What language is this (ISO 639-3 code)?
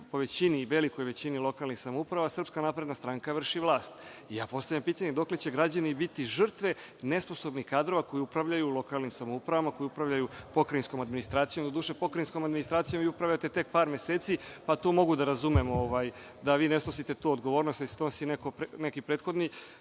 srp